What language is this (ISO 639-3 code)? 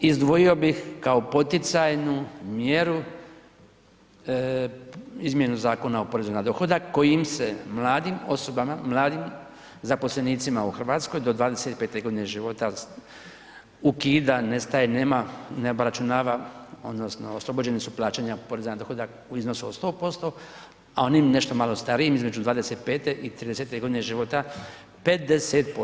hrv